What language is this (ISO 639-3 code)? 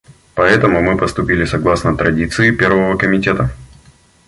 rus